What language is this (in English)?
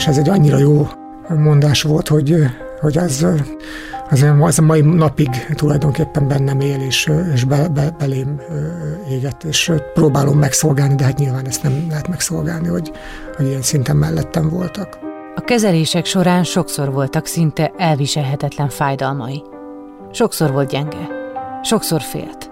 Hungarian